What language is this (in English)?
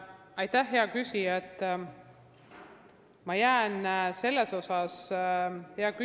Estonian